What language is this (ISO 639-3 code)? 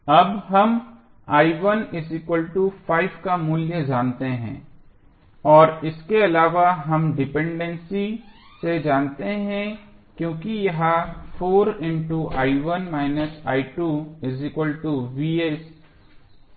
hin